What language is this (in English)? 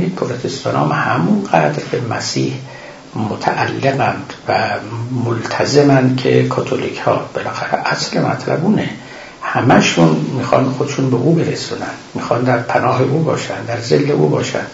Persian